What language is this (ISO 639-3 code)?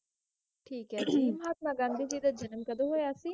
pan